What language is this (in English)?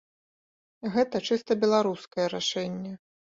Belarusian